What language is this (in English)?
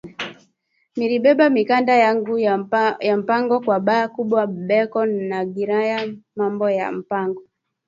Swahili